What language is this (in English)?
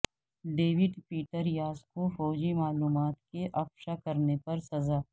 Urdu